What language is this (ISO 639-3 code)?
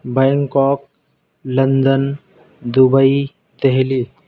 urd